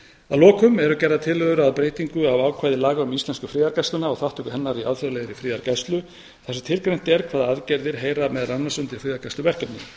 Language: Icelandic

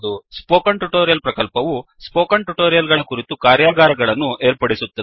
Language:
Kannada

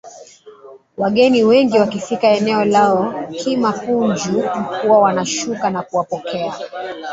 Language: Swahili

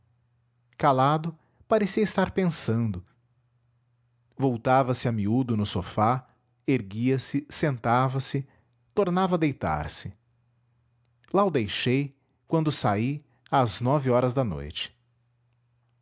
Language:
Portuguese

